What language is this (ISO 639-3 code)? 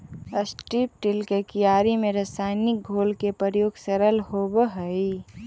mag